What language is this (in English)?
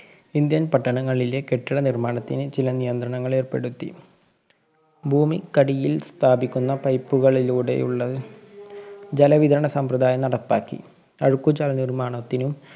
Malayalam